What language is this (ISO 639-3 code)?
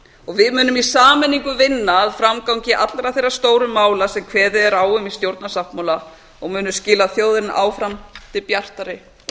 isl